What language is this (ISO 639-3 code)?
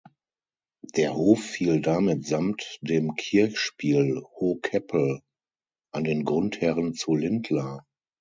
deu